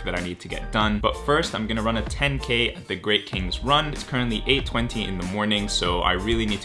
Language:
English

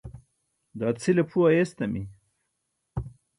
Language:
Burushaski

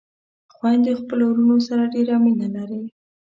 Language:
Pashto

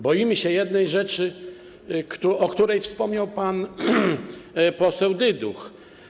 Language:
Polish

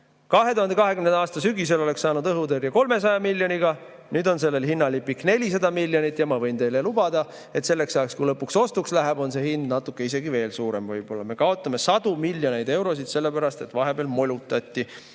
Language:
Estonian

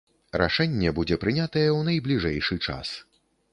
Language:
Belarusian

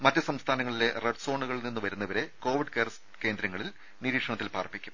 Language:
Malayalam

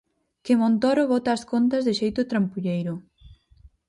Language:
Galician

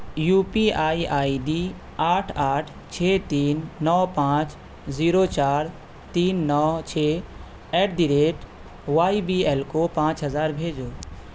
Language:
Urdu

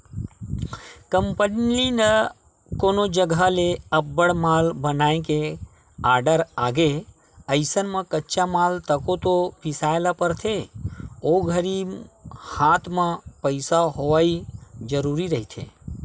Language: Chhattisgarhi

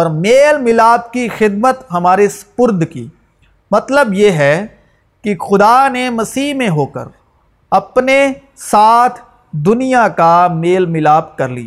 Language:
Urdu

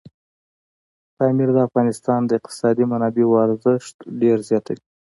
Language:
Pashto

